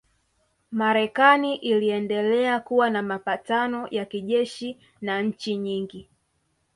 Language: Swahili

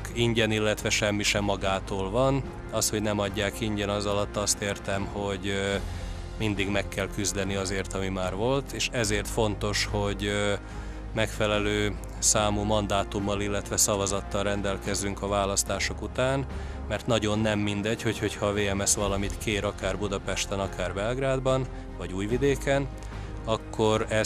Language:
Hungarian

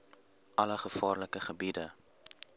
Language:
Afrikaans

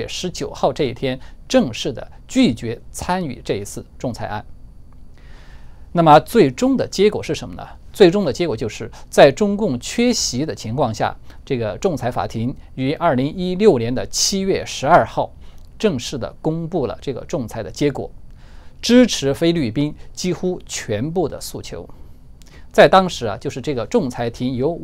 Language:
Chinese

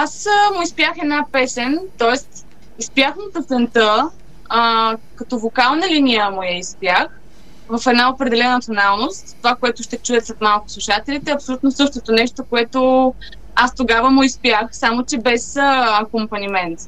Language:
Bulgarian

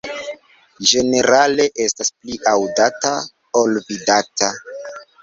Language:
Esperanto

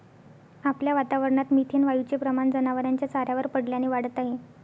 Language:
Marathi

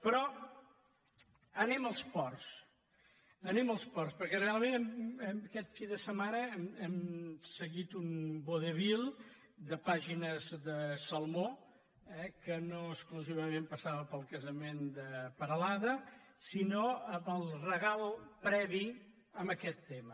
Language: Catalan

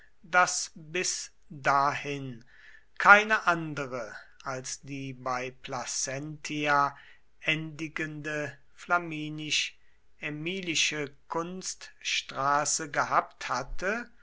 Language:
German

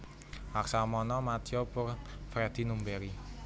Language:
Javanese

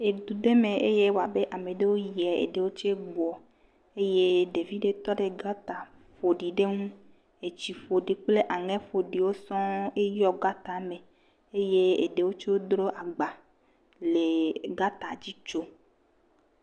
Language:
Ewe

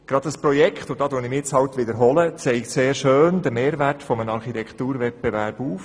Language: Swiss German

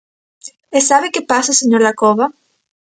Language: Galician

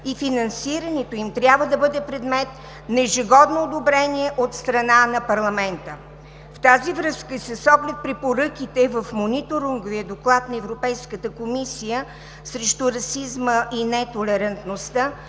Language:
Bulgarian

